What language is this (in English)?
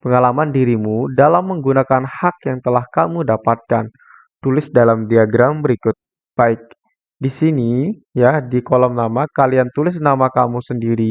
Indonesian